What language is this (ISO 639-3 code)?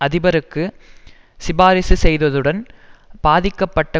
tam